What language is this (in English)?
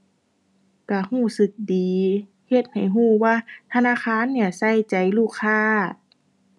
Thai